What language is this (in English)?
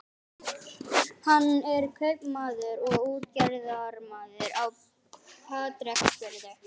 Icelandic